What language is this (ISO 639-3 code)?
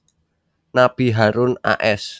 jav